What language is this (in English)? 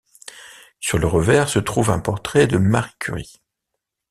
French